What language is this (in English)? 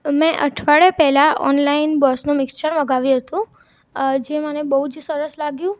Gujarati